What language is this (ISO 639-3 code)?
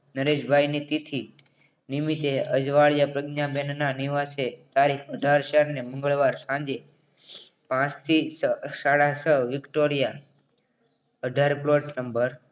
guj